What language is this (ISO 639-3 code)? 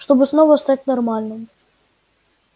rus